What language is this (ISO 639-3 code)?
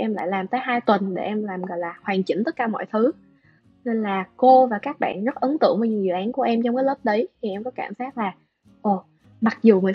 vie